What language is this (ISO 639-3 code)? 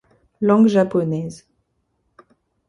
fra